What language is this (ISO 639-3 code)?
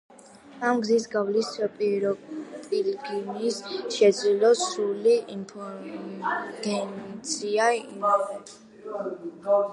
kat